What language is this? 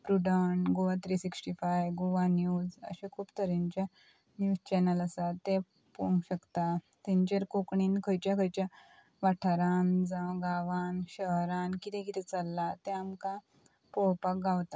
Konkani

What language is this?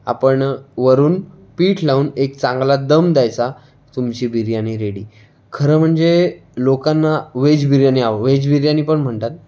Marathi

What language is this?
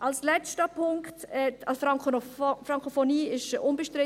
Swiss German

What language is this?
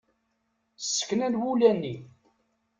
Kabyle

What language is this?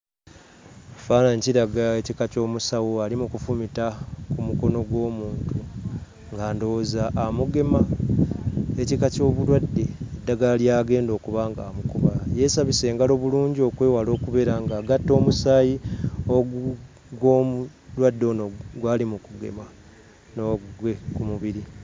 Ganda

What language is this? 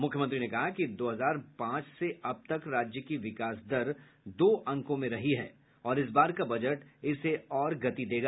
Hindi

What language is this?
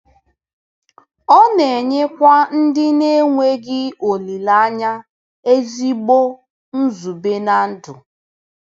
Igbo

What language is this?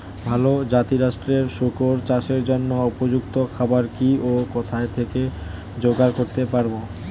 Bangla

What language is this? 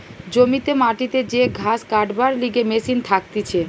Bangla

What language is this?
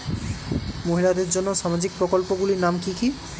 Bangla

